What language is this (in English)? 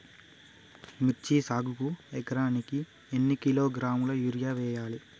Telugu